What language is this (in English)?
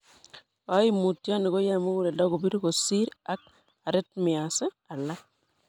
Kalenjin